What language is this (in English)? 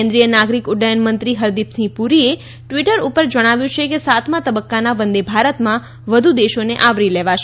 Gujarati